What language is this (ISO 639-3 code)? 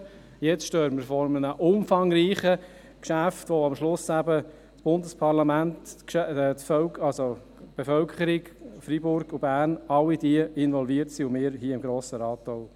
gsw